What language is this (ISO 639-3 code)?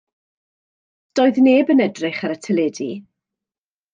cym